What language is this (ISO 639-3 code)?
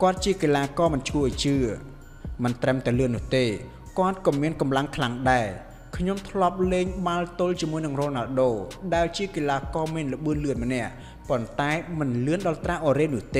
tha